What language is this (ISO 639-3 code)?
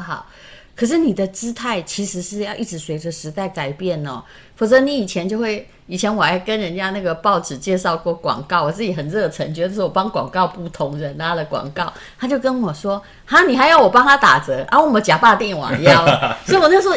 zho